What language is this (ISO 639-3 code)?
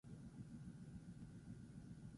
eus